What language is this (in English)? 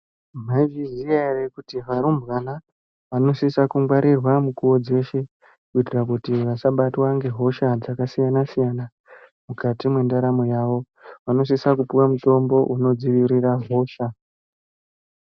Ndau